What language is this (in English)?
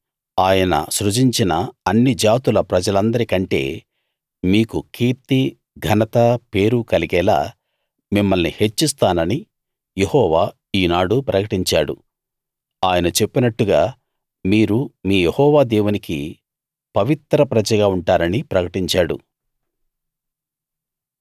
Telugu